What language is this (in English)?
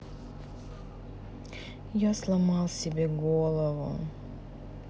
Russian